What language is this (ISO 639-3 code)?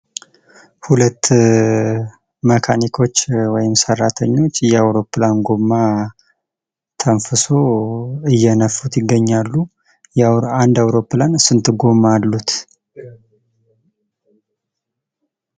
amh